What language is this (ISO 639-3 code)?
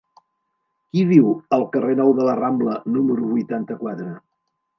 cat